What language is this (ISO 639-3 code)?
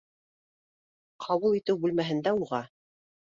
bak